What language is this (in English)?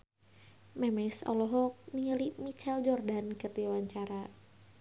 Sundanese